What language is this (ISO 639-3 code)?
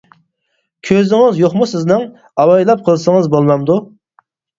uig